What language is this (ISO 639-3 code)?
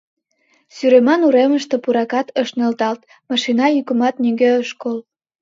chm